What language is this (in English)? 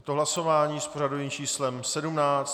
Czech